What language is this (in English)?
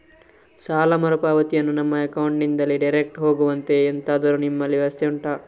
Kannada